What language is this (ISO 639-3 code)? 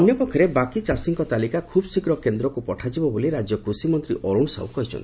ori